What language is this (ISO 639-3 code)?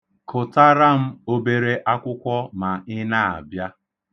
ibo